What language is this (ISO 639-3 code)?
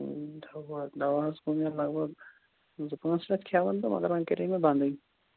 kas